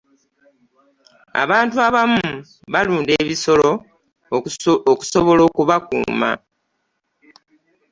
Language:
Ganda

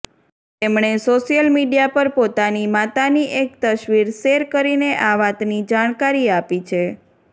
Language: Gujarati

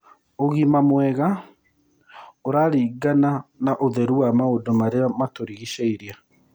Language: Kikuyu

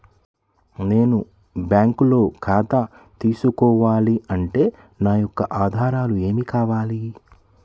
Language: Telugu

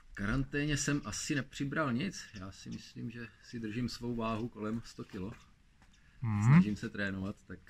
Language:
Czech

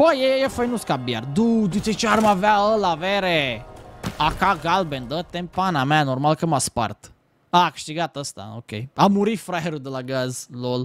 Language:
Romanian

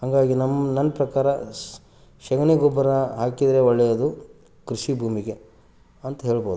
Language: Kannada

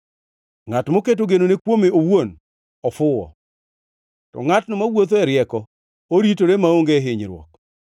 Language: Luo (Kenya and Tanzania)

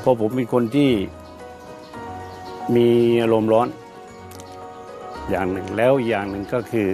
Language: Thai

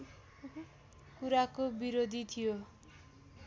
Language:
Nepali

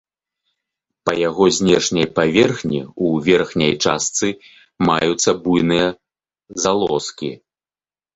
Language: Belarusian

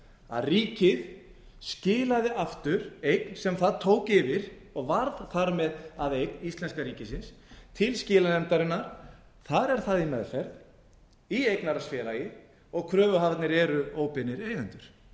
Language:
Icelandic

